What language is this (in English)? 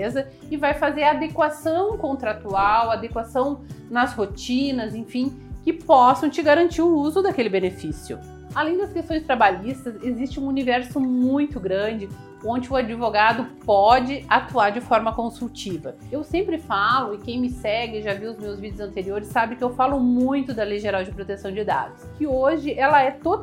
Portuguese